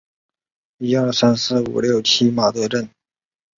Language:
Chinese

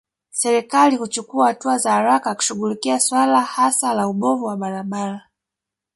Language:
Swahili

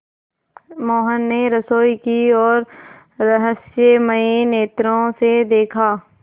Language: Hindi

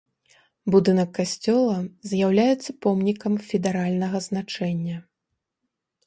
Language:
Belarusian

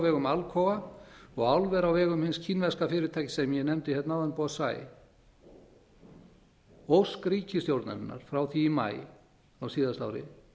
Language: Icelandic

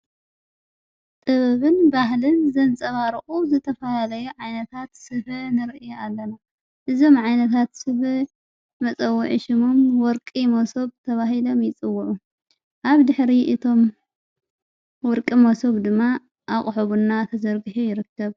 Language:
Tigrinya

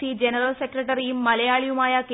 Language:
Malayalam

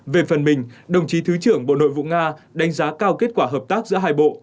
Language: Vietnamese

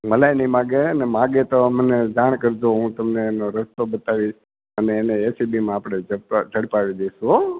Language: Gujarati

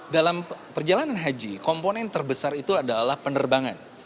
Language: Indonesian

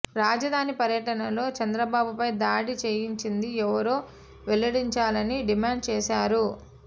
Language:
Telugu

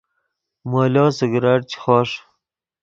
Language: Yidgha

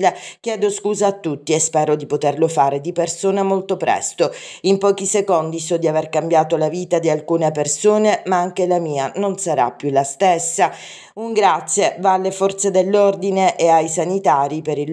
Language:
Italian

